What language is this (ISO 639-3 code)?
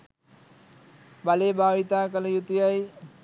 sin